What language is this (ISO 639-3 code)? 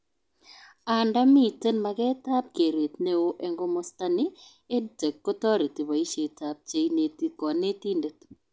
kln